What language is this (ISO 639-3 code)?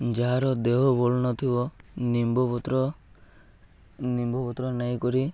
ori